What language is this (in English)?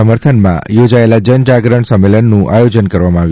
Gujarati